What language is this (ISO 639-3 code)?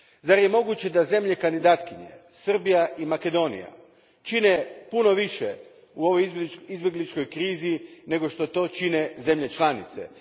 hrv